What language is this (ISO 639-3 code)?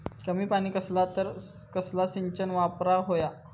mar